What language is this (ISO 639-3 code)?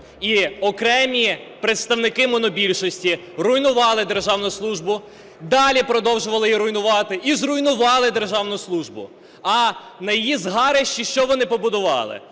ukr